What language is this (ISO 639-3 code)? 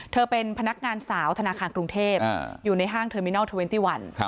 tha